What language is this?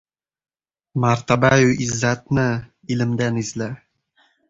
Uzbek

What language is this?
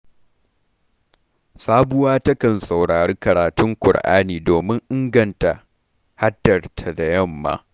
Hausa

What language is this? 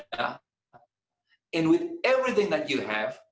Indonesian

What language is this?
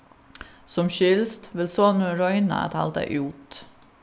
Faroese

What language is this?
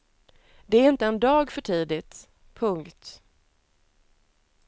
Swedish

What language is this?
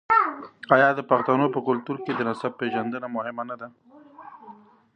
Pashto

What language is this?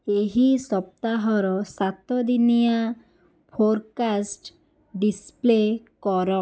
Odia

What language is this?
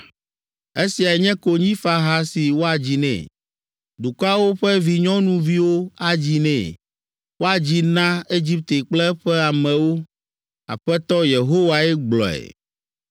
Ewe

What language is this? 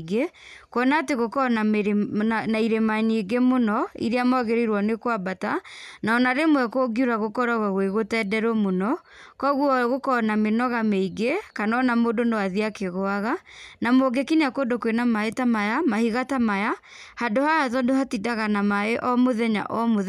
Kikuyu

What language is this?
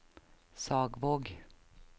Norwegian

